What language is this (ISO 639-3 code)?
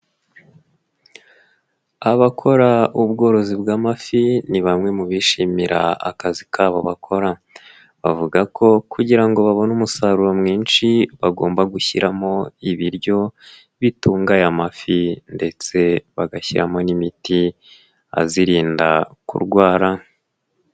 kin